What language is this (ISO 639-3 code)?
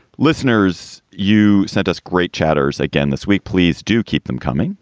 eng